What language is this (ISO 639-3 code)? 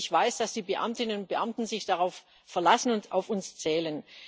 deu